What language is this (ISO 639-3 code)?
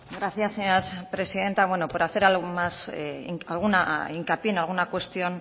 spa